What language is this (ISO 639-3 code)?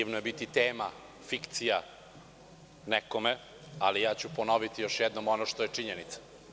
srp